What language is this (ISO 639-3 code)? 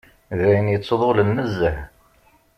kab